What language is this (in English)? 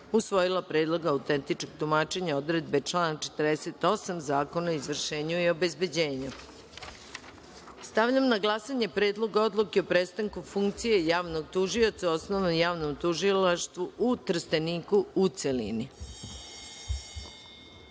Serbian